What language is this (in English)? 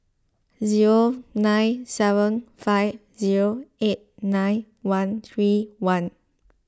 English